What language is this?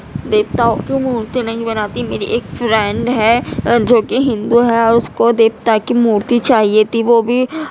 Urdu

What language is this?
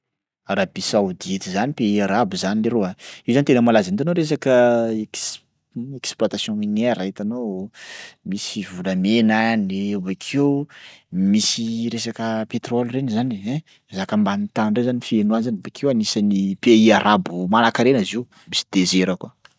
Sakalava Malagasy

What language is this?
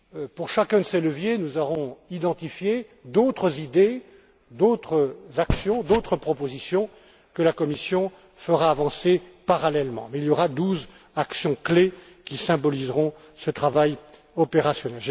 French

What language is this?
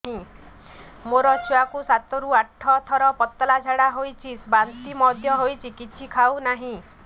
Odia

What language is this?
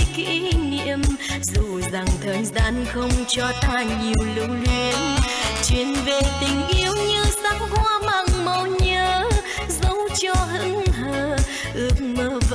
Vietnamese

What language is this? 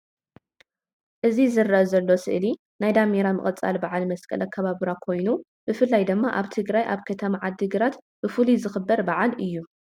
Tigrinya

